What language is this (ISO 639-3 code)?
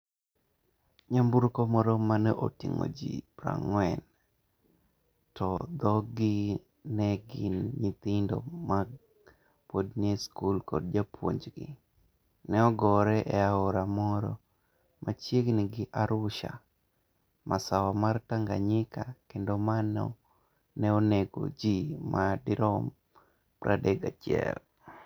luo